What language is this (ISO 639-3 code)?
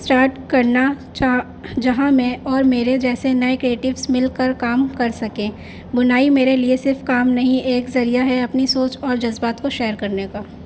urd